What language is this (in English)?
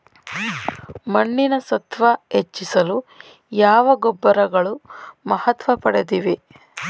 Kannada